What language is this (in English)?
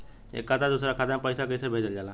Bhojpuri